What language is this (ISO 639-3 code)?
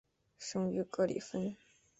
zho